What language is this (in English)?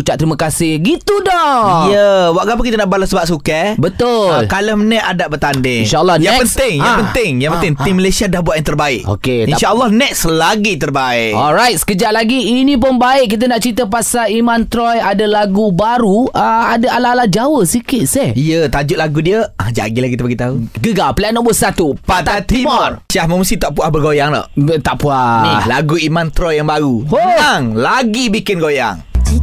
Malay